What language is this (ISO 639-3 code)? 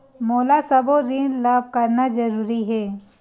hne